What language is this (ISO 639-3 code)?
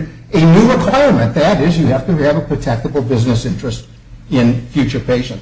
eng